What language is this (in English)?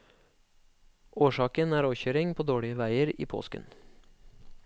Norwegian